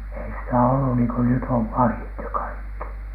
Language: Finnish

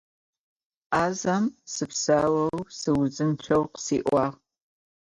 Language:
Adyghe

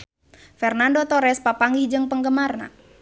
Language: Sundanese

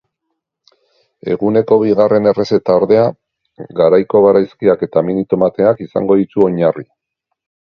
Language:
Basque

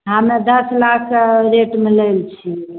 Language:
Maithili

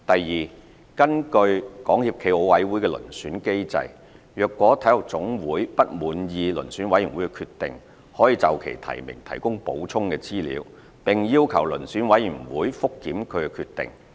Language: Cantonese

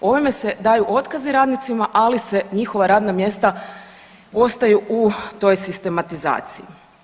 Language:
Croatian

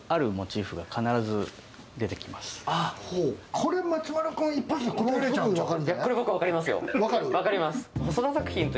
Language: Japanese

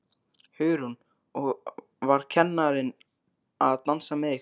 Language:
Icelandic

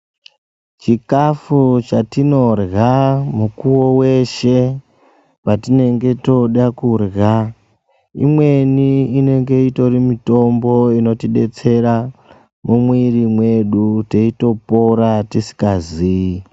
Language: Ndau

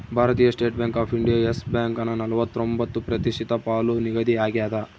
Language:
Kannada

